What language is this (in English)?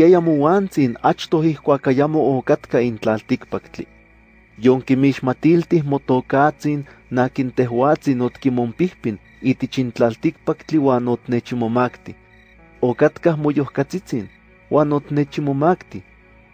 Spanish